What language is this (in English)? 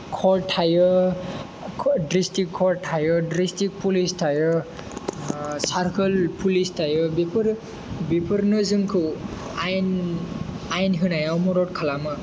Bodo